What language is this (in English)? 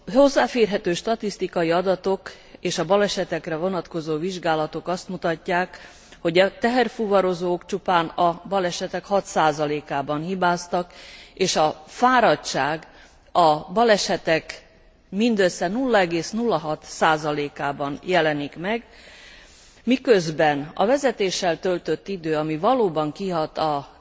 Hungarian